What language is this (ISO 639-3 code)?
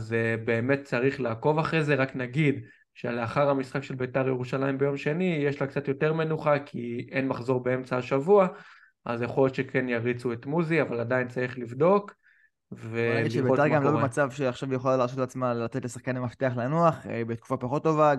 heb